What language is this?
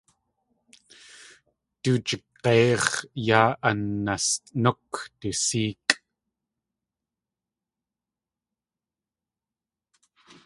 Tlingit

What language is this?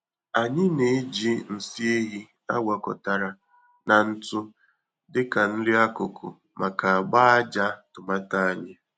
Igbo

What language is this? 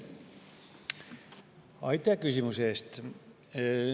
Estonian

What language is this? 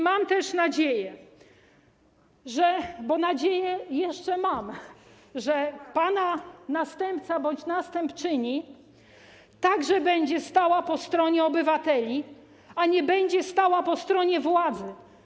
Polish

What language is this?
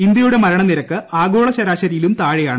Malayalam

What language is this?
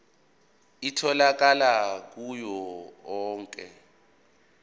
Zulu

